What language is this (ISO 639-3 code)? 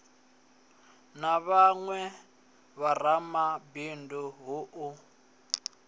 ven